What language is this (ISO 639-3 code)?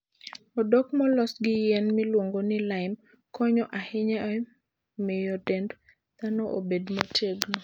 luo